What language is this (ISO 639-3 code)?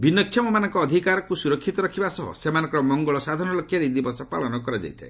ori